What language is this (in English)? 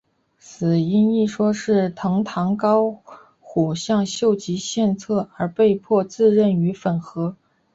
Chinese